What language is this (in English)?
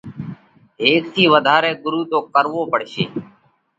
Parkari Koli